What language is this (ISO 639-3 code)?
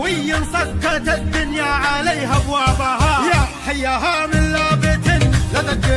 ara